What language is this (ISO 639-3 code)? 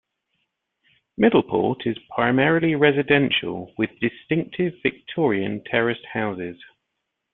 eng